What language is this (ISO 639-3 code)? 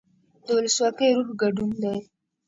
pus